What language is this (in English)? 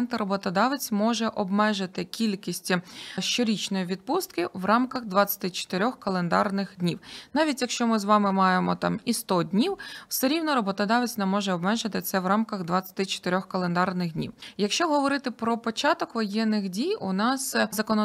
Ukrainian